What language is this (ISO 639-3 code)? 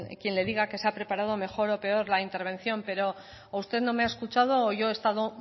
spa